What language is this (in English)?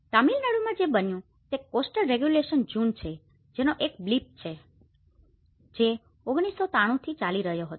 Gujarati